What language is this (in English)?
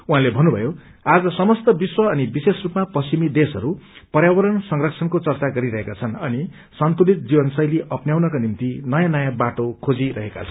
Nepali